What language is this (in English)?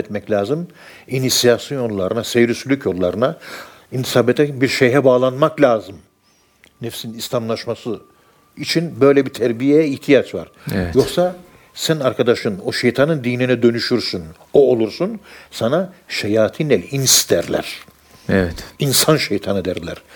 Turkish